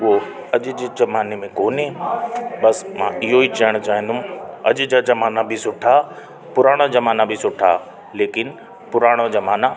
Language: Sindhi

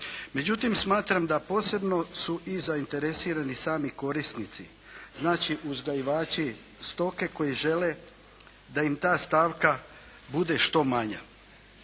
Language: Croatian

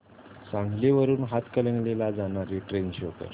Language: Marathi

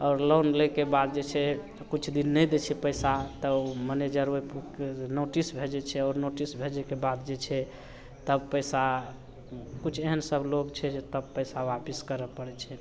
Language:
Maithili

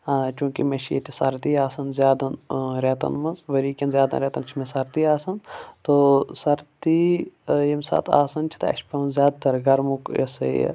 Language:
Kashmiri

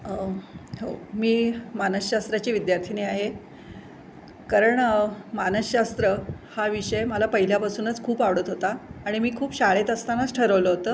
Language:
Marathi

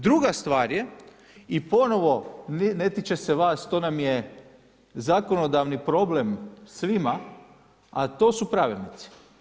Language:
Croatian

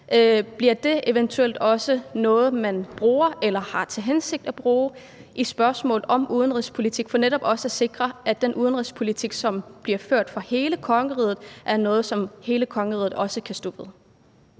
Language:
Danish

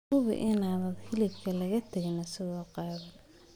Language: Somali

